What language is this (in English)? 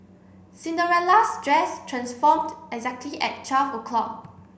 English